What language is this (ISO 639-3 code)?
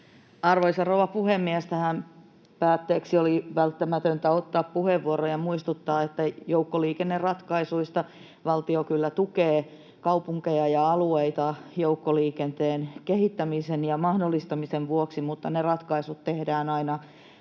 fin